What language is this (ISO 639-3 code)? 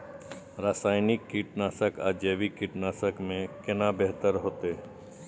mai